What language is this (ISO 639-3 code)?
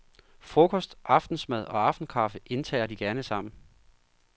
dan